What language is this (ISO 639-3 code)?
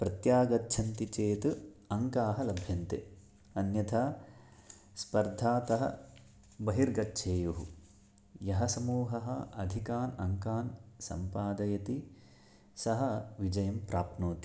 san